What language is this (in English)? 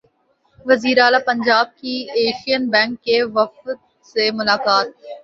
Urdu